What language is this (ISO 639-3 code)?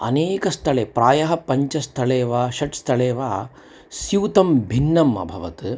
san